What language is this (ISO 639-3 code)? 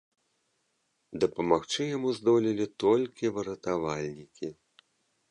bel